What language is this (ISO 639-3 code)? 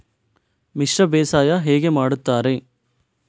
kan